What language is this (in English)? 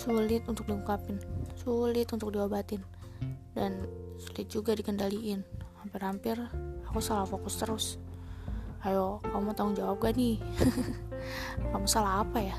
Indonesian